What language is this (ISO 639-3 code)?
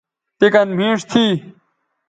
btv